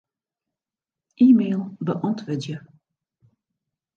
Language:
Western Frisian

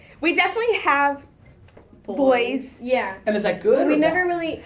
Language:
English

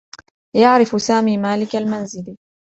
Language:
Arabic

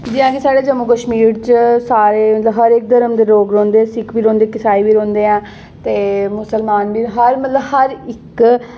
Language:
Dogri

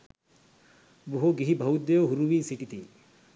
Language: Sinhala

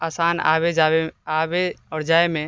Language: Maithili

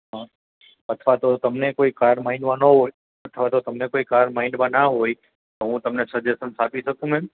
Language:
Gujarati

